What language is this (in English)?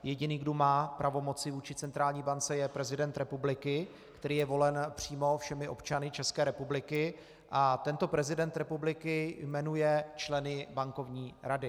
Czech